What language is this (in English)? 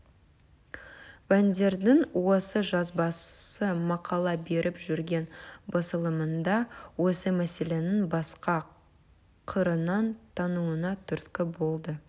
Kazakh